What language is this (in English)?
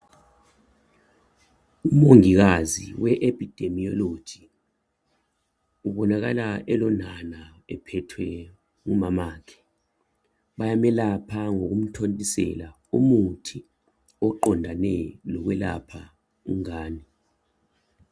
North Ndebele